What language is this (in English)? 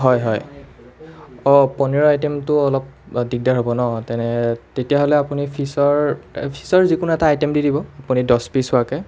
Assamese